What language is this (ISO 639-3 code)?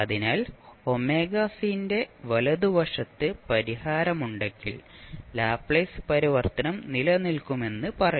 mal